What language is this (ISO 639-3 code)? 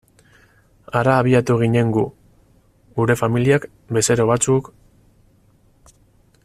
eus